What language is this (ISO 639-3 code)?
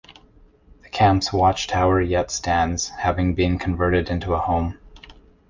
eng